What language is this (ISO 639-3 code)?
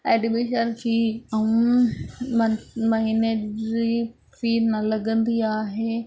snd